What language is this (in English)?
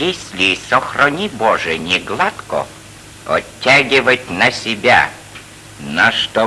Russian